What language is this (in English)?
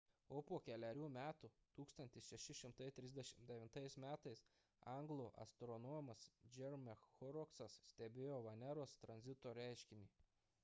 Lithuanian